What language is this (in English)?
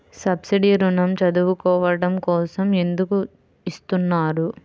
Telugu